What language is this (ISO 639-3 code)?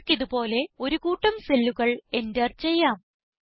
mal